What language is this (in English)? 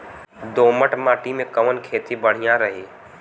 Bhojpuri